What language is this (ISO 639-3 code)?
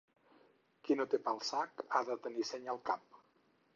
cat